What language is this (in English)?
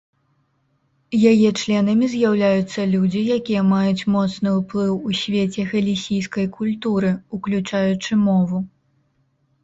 Belarusian